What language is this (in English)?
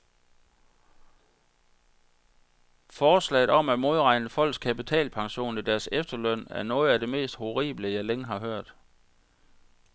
Danish